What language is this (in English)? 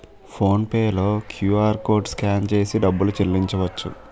Telugu